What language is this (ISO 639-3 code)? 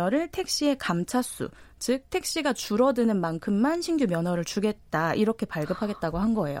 kor